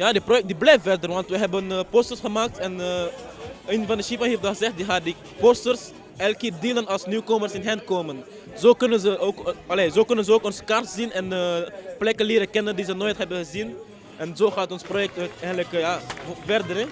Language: Dutch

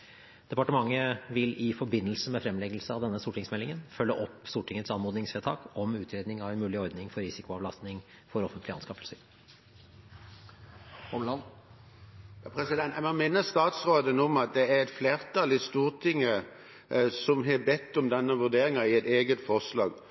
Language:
Norwegian Bokmål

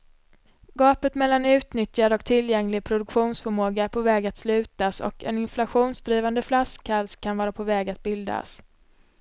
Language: Swedish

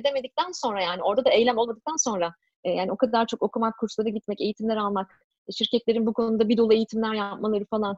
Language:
Turkish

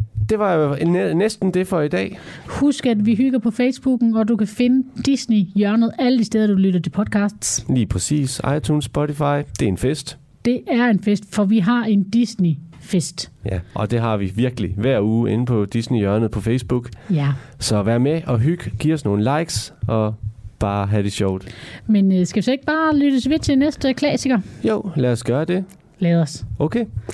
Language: Danish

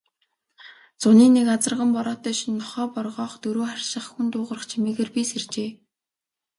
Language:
Mongolian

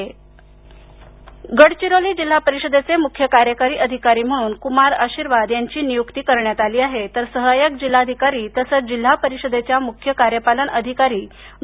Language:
Marathi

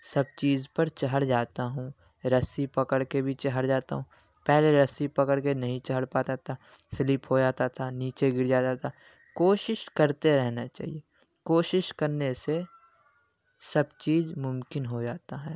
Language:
Urdu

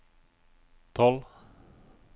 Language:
Norwegian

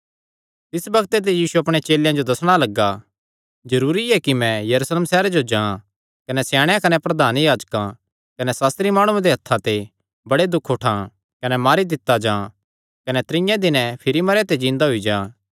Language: Kangri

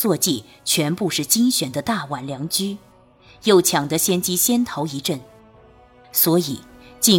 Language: Chinese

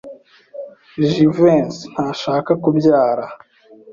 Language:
Kinyarwanda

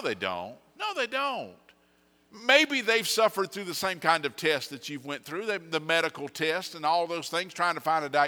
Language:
English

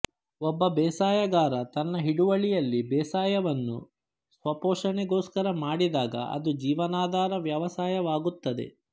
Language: Kannada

